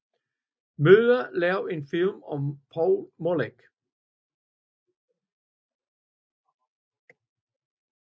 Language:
Danish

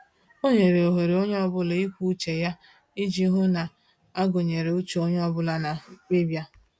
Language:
Igbo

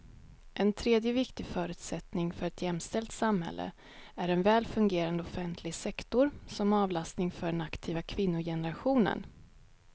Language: Swedish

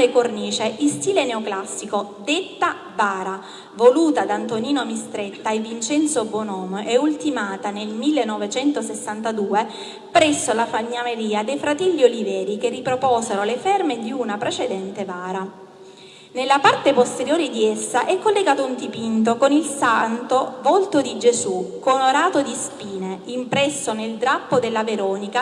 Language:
Italian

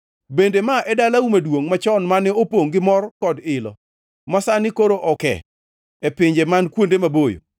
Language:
Luo (Kenya and Tanzania)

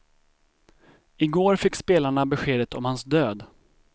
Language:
Swedish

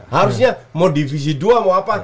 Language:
Indonesian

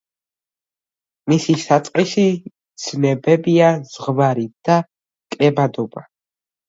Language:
Georgian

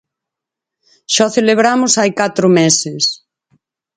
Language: Galician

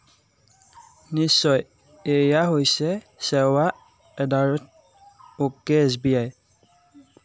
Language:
Assamese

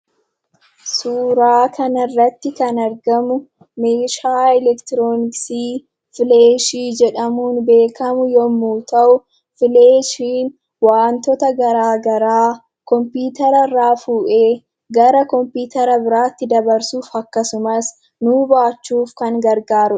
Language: Oromo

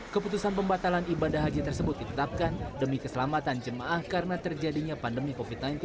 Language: Indonesian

